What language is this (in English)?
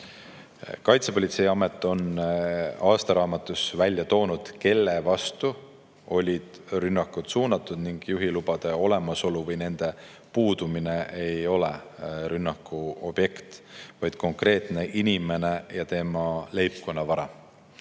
Estonian